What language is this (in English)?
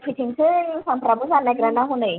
Bodo